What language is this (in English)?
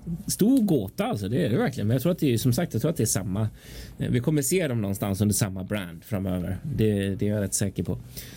Swedish